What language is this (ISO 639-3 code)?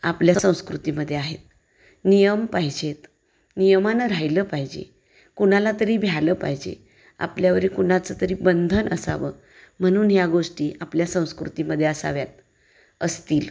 mar